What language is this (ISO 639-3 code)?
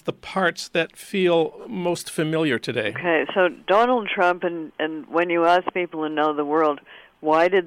eng